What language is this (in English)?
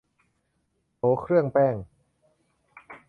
Thai